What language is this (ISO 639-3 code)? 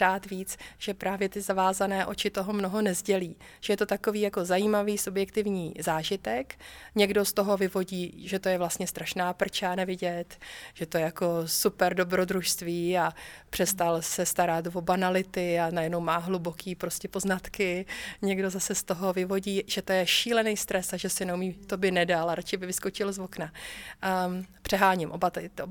ces